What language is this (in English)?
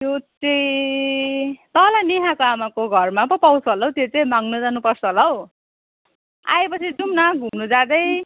Nepali